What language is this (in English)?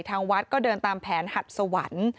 Thai